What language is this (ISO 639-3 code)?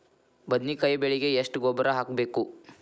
kan